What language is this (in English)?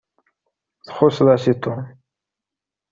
Kabyle